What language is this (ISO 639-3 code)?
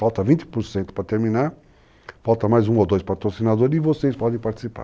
por